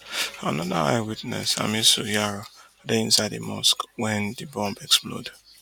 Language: Nigerian Pidgin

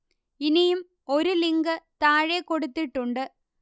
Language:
Malayalam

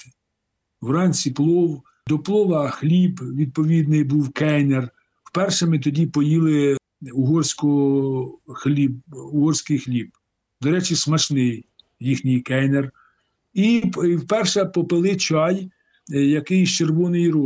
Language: Ukrainian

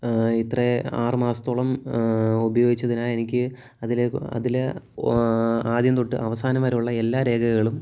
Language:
Malayalam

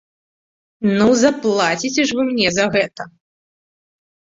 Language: Belarusian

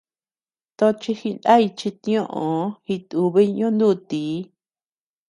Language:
Tepeuxila Cuicatec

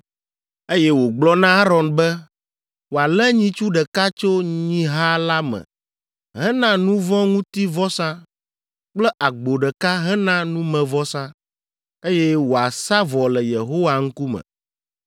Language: Ewe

